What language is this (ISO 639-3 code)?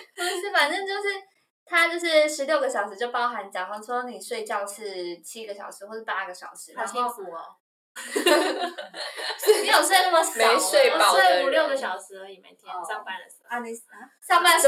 zho